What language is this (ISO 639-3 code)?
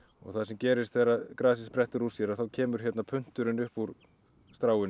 isl